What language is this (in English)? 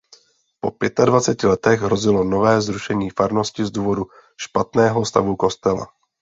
Czech